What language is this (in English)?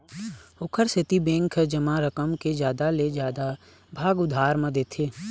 Chhattisgarhi